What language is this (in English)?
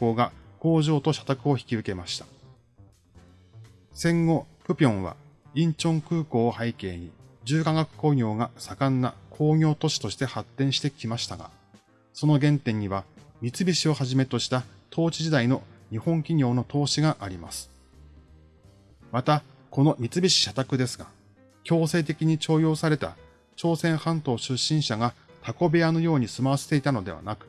Japanese